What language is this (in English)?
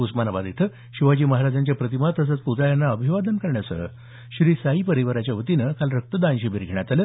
Marathi